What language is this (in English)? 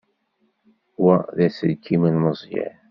Kabyle